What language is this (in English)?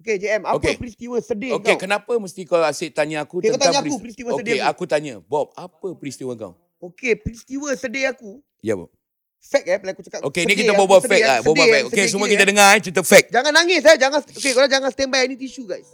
Malay